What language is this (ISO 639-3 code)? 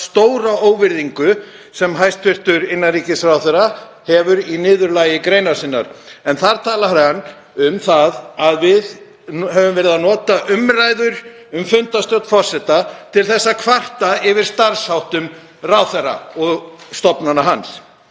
isl